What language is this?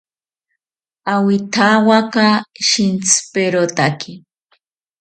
South Ucayali Ashéninka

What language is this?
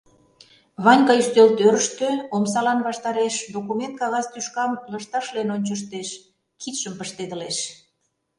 Mari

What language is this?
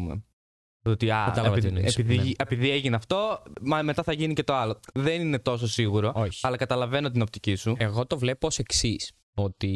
Greek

